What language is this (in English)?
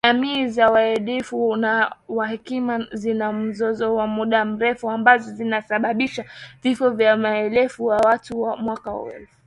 Swahili